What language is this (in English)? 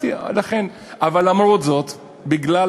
Hebrew